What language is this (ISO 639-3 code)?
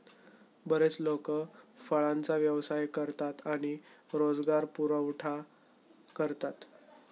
mar